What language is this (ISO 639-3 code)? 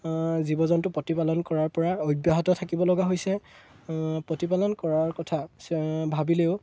asm